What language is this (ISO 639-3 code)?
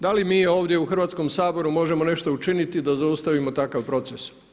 hrv